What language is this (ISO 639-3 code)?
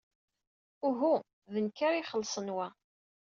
kab